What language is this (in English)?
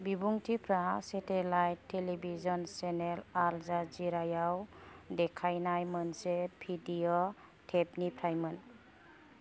Bodo